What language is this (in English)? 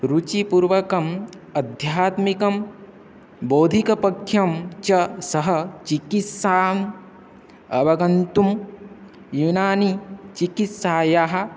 Sanskrit